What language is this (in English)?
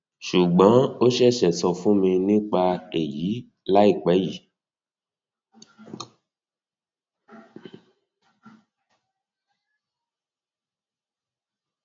Yoruba